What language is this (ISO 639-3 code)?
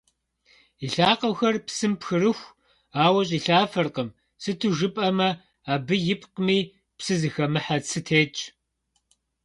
kbd